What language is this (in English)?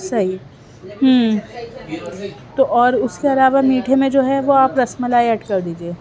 Urdu